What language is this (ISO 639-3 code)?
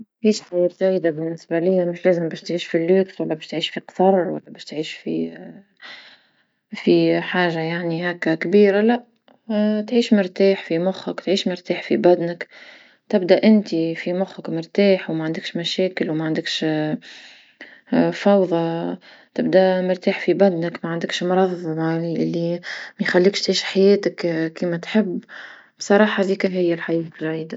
aeb